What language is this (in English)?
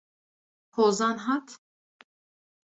Kurdish